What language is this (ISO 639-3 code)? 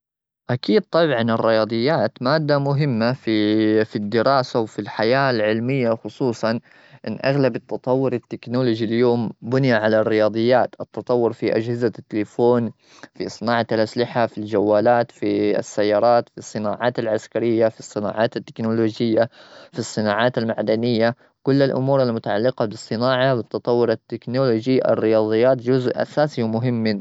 afb